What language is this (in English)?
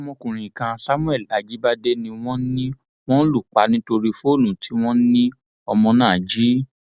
Yoruba